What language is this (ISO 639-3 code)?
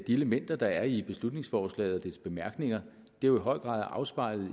dan